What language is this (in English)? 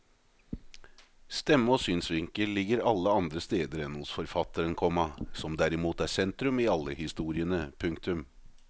Norwegian